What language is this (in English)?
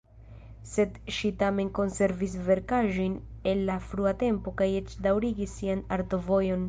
Esperanto